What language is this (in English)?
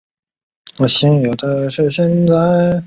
Chinese